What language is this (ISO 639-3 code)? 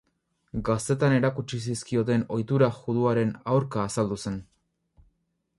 eus